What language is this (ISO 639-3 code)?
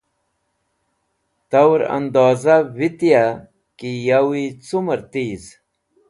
wbl